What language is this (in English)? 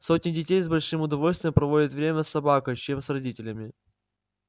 Russian